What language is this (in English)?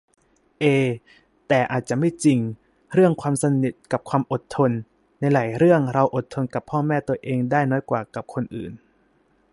Thai